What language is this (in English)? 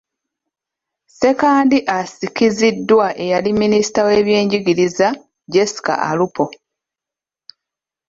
Ganda